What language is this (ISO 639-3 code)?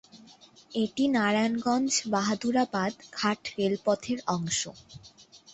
ben